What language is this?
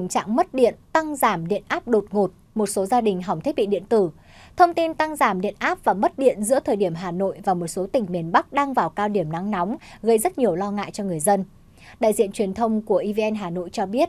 Vietnamese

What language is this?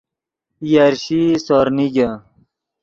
Yidgha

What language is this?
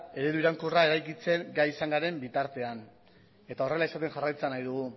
Basque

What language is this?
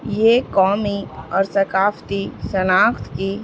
Urdu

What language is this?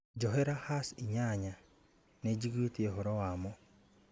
Kikuyu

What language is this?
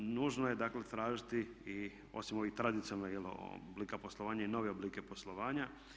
Croatian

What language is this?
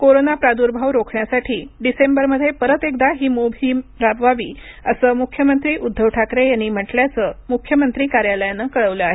Marathi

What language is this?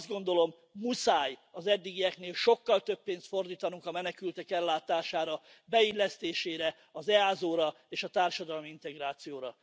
Hungarian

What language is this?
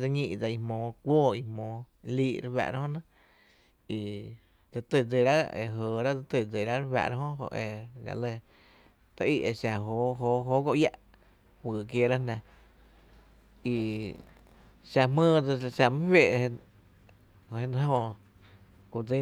Tepinapa Chinantec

